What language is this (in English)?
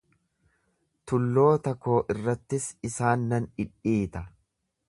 Oromo